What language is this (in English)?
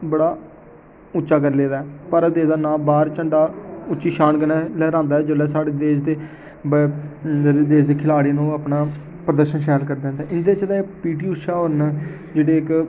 Dogri